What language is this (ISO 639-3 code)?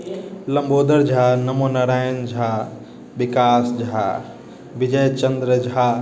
mai